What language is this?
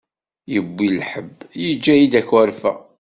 Kabyle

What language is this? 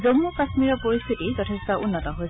Assamese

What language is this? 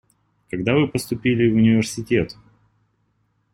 Russian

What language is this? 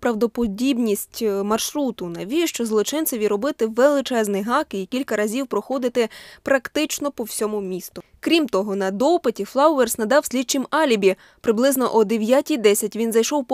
Ukrainian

